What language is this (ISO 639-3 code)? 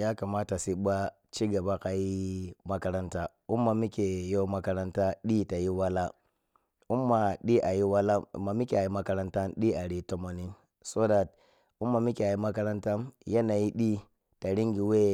piy